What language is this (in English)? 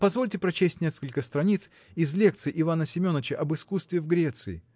Russian